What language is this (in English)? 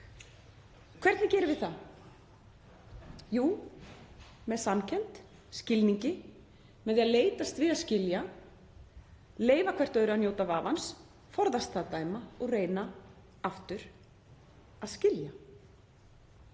Icelandic